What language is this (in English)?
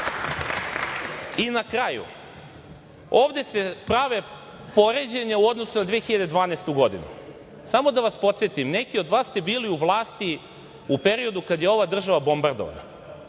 Serbian